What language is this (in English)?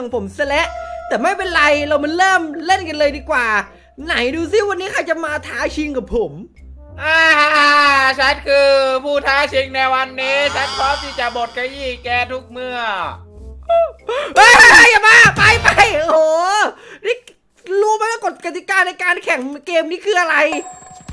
Thai